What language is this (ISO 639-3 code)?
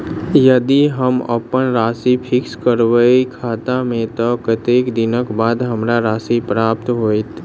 mai